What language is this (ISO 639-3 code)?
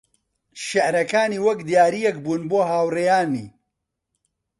ckb